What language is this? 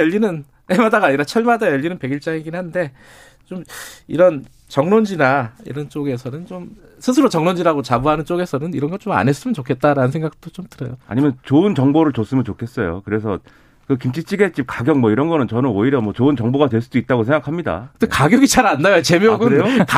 Korean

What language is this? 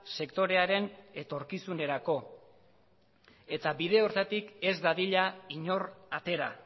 Basque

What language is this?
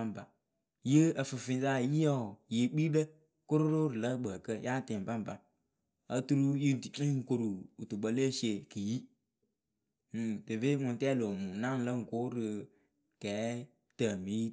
Akebu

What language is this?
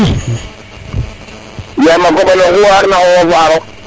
Serer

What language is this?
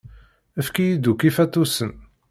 Kabyle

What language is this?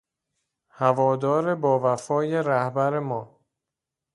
Persian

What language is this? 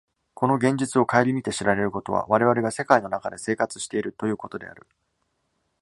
Japanese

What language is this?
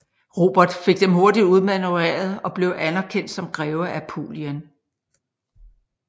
Danish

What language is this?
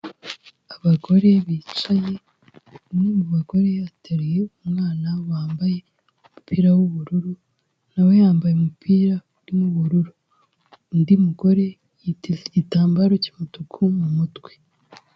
Kinyarwanda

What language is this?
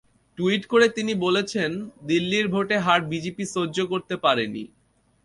Bangla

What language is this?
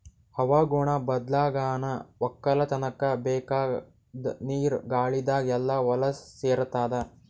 Kannada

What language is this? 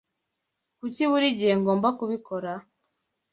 Kinyarwanda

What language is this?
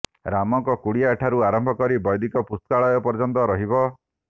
Odia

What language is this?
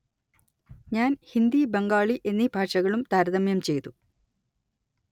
Malayalam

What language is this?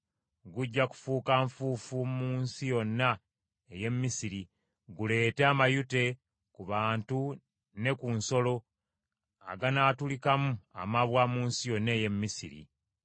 Ganda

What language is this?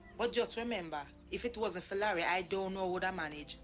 English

